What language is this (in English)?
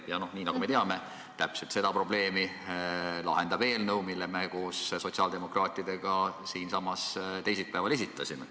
Estonian